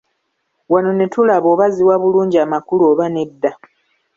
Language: Ganda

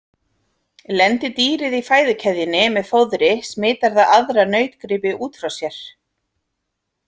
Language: Icelandic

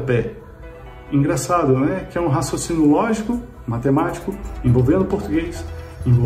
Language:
Portuguese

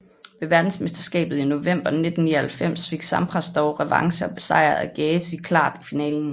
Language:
Danish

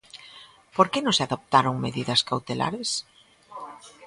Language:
Galician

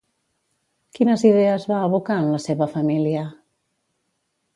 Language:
Catalan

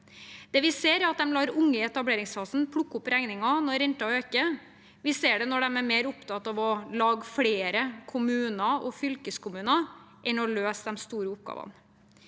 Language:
Norwegian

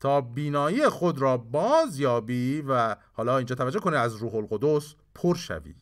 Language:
Persian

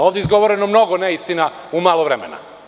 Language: Serbian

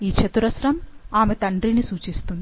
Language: Telugu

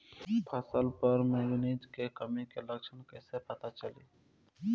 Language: Bhojpuri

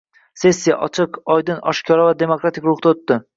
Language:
Uzbek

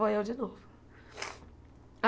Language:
Portuguese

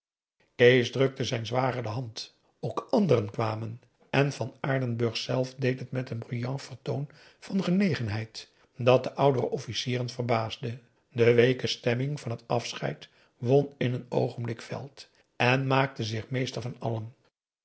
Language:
Dutch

